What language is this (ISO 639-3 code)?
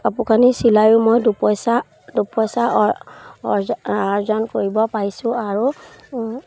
asm